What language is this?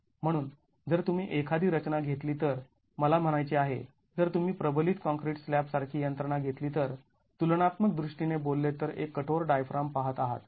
Marathi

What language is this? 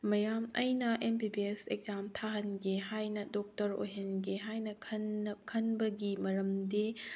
Manipuri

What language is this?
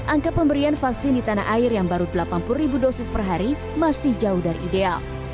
Indonesian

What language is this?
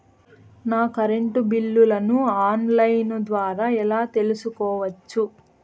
Telugu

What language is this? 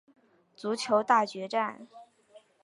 Chinese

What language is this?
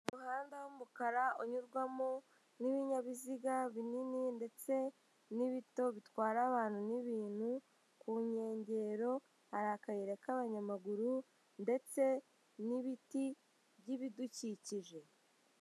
Kinyarwanda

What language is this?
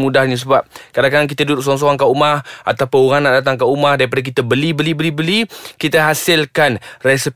Malay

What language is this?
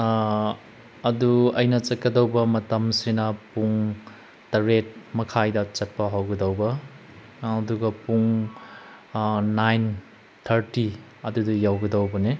Manipuri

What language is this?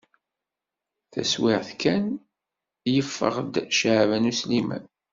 Kabyle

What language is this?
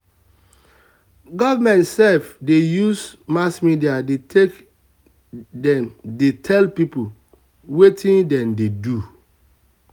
Nigerian Pidgin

